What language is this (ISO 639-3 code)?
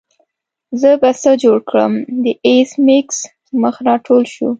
pus